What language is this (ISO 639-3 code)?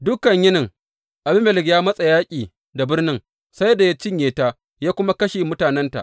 hau